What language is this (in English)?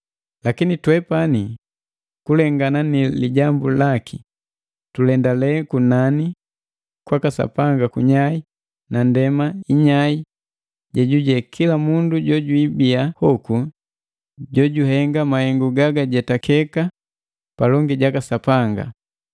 Matengo